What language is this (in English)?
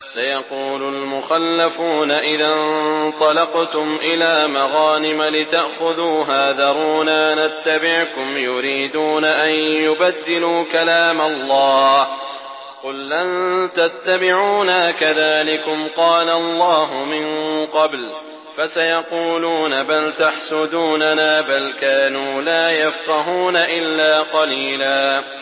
Arabic